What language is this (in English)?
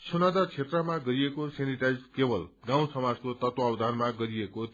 Nepali